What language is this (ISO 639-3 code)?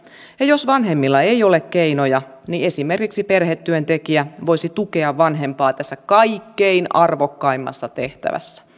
fin